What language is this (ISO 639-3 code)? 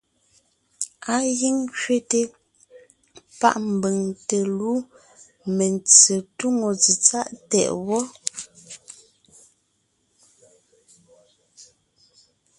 nnh